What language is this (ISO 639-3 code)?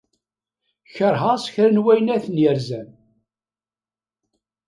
kab